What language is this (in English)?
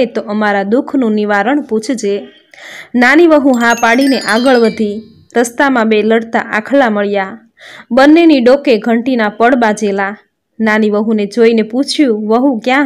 Gujarati